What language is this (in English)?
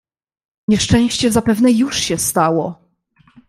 Polish